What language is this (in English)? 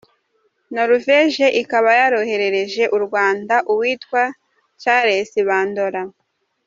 Kinyarwanda